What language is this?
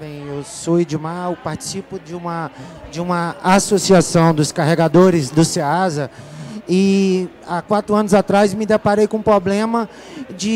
Portuguese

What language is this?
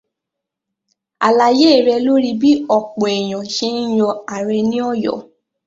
Yoruba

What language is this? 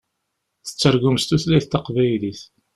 Kabyle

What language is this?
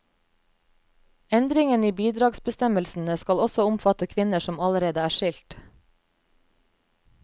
Norwegian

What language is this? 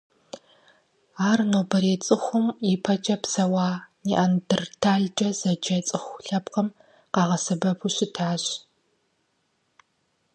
Kabardian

